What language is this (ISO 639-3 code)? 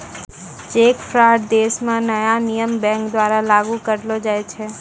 mai